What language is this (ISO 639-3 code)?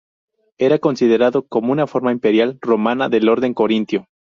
spa